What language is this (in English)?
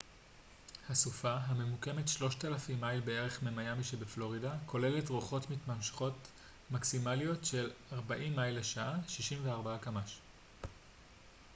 Hebrew